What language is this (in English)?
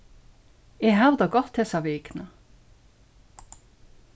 Faroese